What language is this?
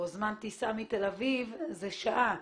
Hebrew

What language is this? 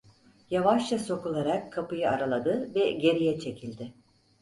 Turkish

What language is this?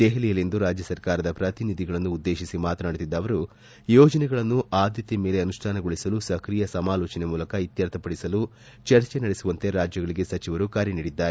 Kannada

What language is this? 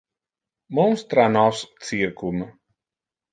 Interlingua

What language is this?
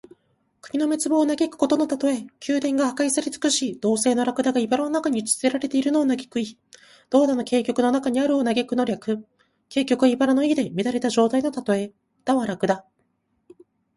Japanese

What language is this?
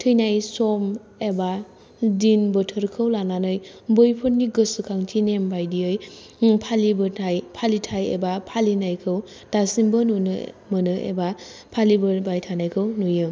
Bodo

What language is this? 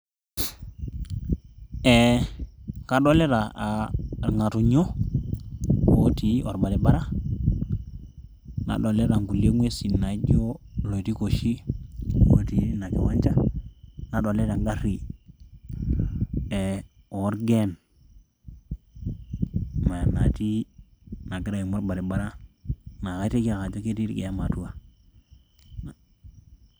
Masai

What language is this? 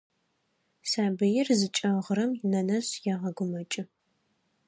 Adyghe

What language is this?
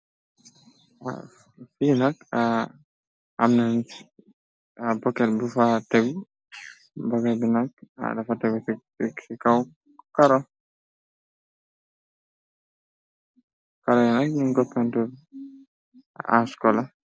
Wolof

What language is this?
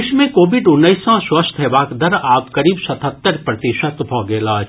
Maithili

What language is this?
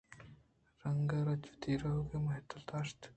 Eastern Balochi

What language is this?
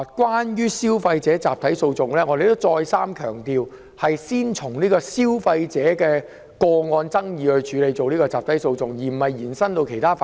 Cantonese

